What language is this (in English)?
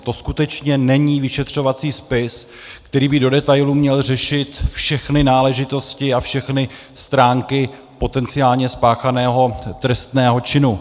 Czech